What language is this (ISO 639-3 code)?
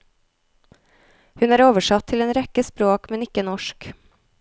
nor